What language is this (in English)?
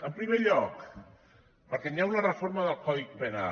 Catalan